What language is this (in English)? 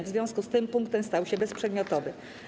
Polish